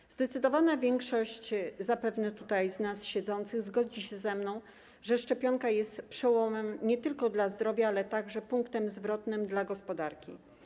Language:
Polish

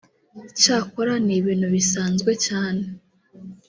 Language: Kinyarwanda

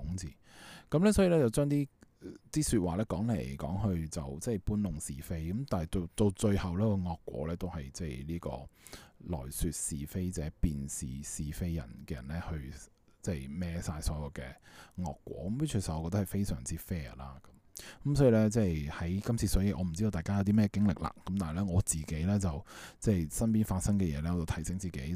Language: Chinese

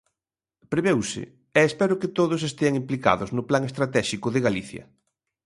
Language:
Galician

